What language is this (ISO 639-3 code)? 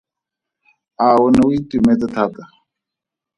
tsn